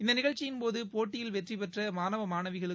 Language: Tamil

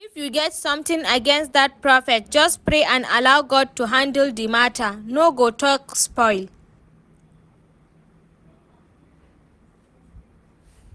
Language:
Nigerian Pidgin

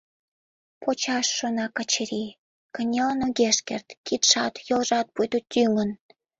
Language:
Mari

